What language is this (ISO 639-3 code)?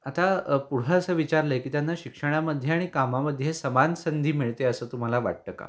mar